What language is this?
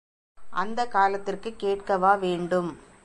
Tamil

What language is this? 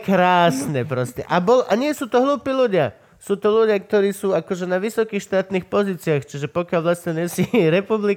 Slovak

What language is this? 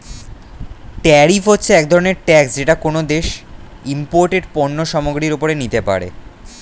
Bangla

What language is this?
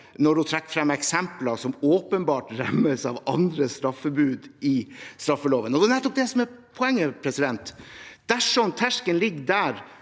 Norwegian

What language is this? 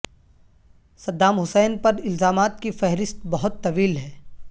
Urdu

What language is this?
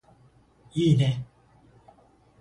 Japanese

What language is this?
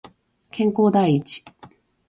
Japanese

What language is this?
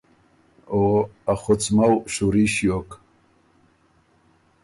Ormuri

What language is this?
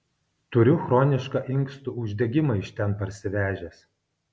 Lithuanian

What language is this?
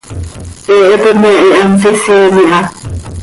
Seri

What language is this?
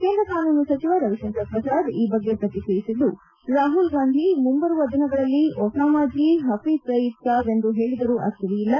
Kannada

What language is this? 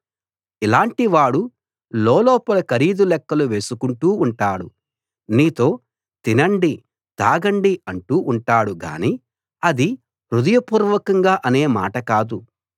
Telugu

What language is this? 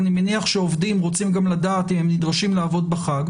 Hebrew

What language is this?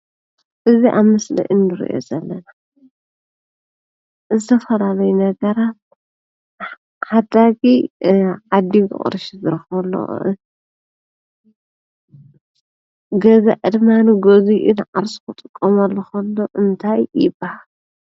Tigrinya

